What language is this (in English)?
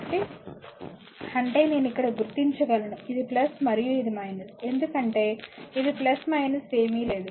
Telugu